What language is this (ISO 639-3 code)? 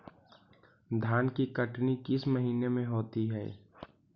mag